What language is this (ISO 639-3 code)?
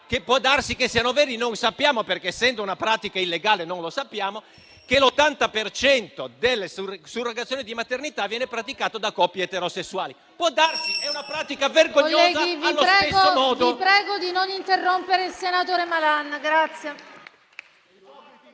ita